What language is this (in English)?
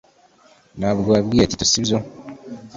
Kinyarwanda